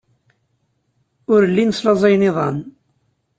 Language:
Kabyle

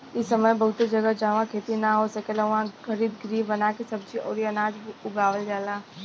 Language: Bhojpuri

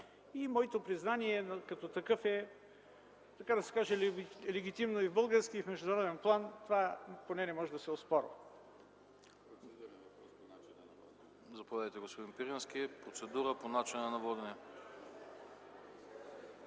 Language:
Bulgarian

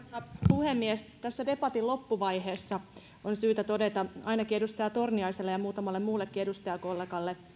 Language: Finnish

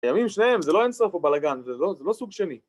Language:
Hebrew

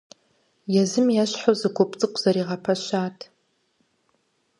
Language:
Kabardian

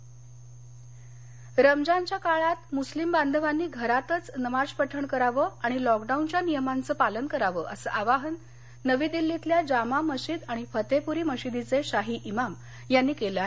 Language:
Marathi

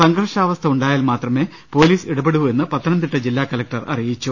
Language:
Malayalam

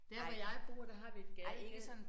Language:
Danish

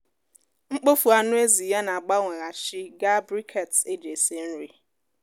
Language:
Igbo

